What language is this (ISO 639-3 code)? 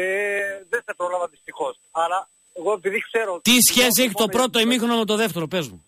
ell